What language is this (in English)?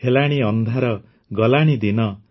Odia